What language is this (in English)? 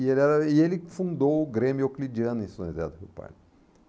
Portuguese